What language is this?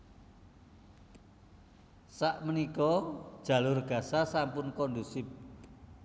Javanese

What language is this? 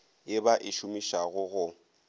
Northern Sotho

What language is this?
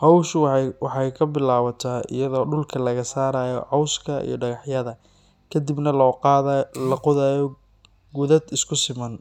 Somali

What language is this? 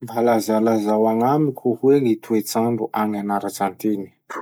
Masikoro Malagasy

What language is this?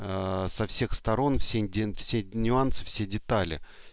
Russian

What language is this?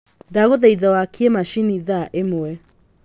Kikuyu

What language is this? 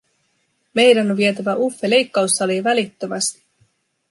Finnish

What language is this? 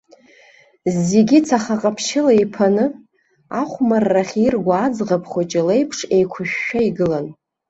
Abkhazian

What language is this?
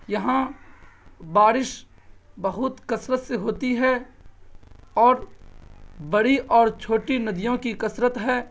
Urdu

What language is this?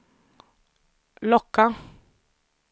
Swedish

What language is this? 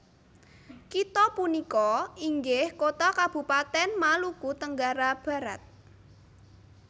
Javanese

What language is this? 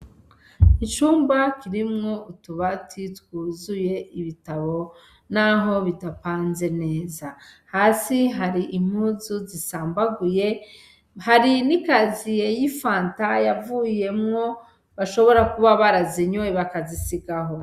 Rundi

